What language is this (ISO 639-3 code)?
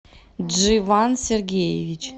rus